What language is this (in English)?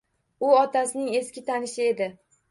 Uzbek